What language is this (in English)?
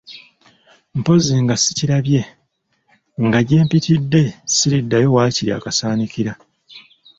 Ganda